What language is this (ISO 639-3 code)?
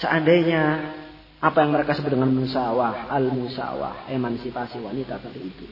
ind